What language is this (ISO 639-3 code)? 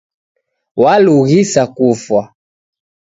dav